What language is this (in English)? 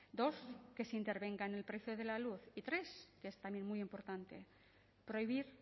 Spanish